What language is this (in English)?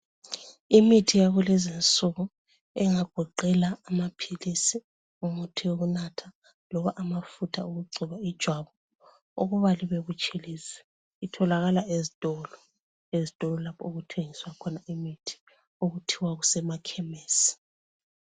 North Ndebele